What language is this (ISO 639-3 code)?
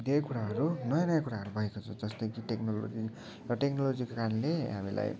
nep